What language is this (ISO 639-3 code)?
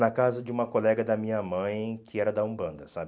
por